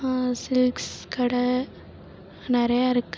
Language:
Tamil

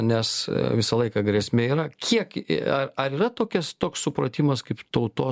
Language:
Lithuanian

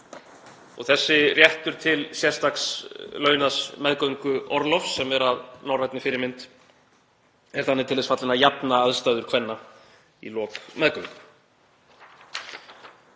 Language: Icelandic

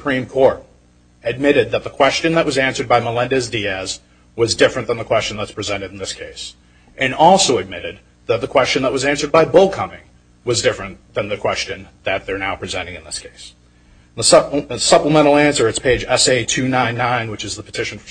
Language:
English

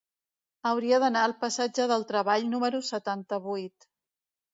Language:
Catalan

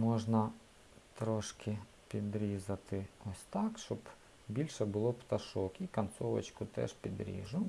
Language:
Ukrainian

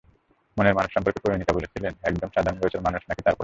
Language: Bangla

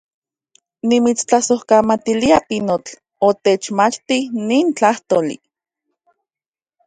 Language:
Central Puebla Nahuatl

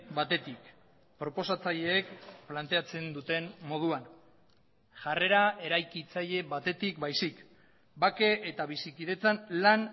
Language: Basque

